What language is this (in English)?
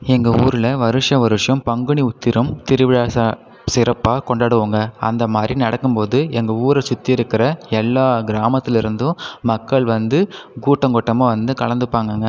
Tamil